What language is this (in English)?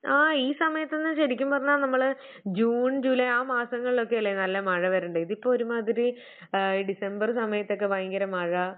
Malayalam